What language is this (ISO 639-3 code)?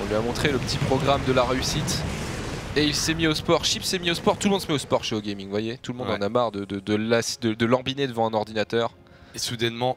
fra